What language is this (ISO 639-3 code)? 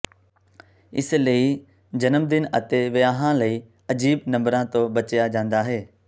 pan